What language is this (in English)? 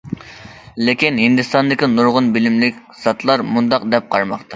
Uyghur